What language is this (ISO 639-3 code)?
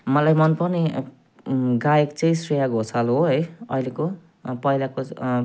nep